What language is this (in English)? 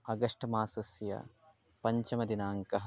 Sanskrit